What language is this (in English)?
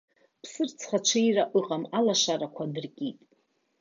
Abkhazian